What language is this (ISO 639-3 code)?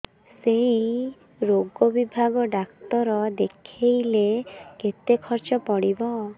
ori